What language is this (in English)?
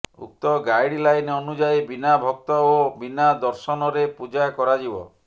Odia